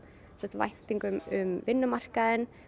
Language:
Icelandic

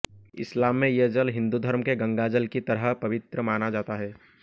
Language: Hindi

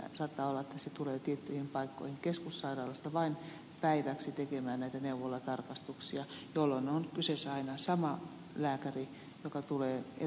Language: Finnish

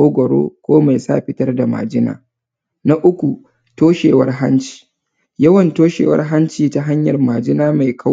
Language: Hausa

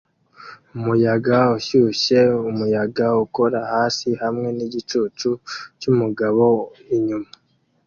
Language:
Kinyarwanda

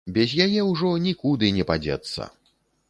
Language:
Belarusian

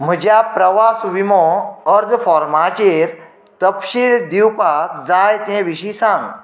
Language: Konkani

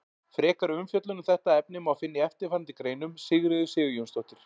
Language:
Icelandic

